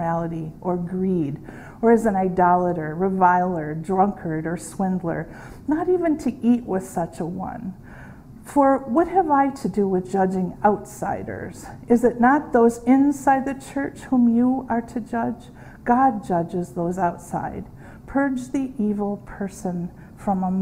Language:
English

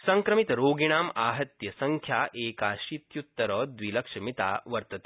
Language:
Sanskrit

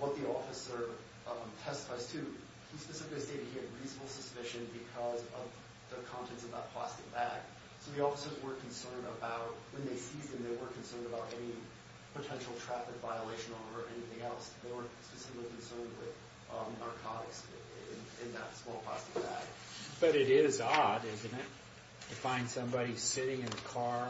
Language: English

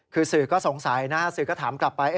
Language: Thai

